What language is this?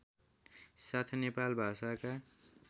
Nepali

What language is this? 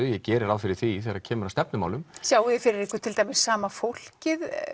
Icelandic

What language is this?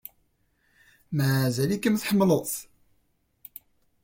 Kabyle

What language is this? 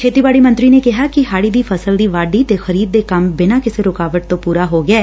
Punjabi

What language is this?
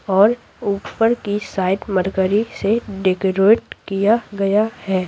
Hindi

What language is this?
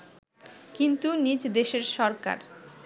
Bangla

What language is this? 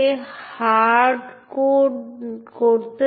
Bangla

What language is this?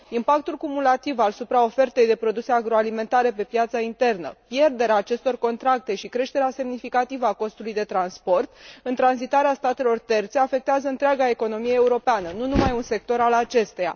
Romanian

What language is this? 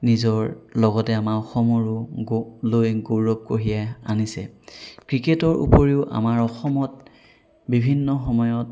Assamese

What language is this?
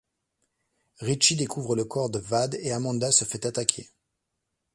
French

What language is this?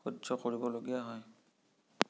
Assamese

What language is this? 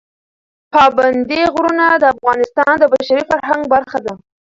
Pashto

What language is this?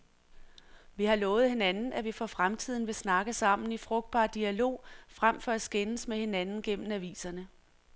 Danish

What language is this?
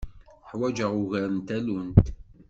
Kabyle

